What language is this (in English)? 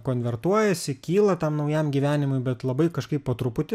Lithuanian